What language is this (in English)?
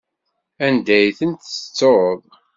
Kabyle